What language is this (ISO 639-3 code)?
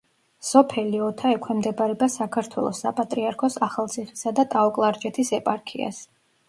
kat